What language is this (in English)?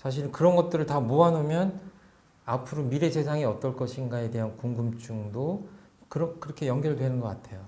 Korean